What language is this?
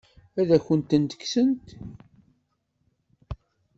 Kabyle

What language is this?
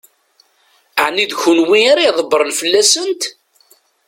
Kabyle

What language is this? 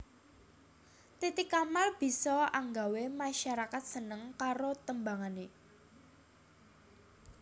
Javanese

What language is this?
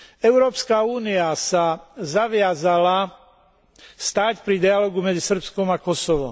Slovak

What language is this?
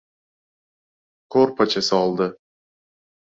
Uzbek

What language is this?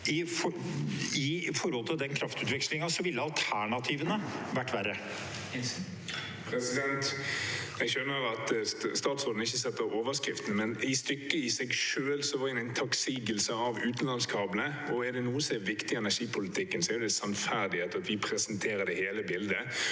Norwegian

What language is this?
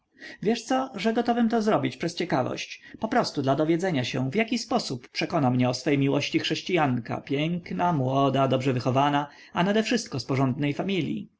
Polish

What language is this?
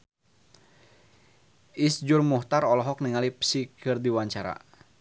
Sundanese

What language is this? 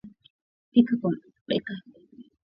Swahili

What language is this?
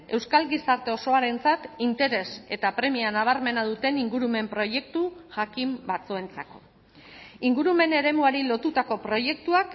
Basque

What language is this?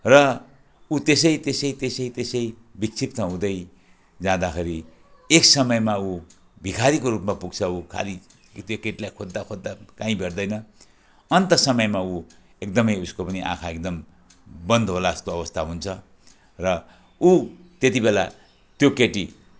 Nepali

